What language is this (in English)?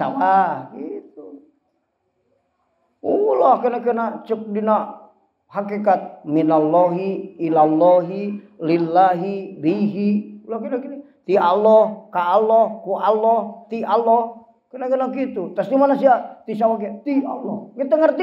Indonesian